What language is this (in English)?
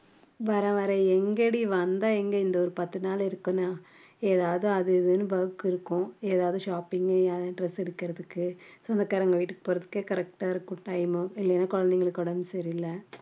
Tamil